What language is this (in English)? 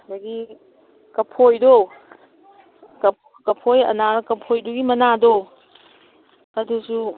Manipuri